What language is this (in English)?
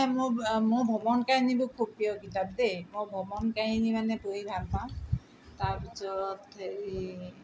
Assamese